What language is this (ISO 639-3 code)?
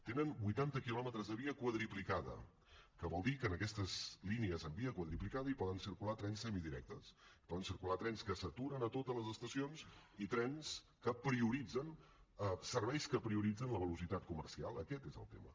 cat